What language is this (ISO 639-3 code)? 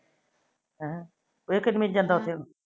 pan